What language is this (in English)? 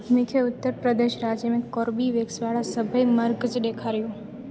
Sindhi